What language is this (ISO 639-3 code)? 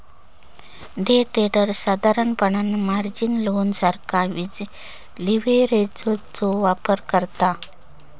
mar